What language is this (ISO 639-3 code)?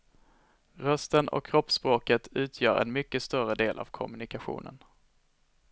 swe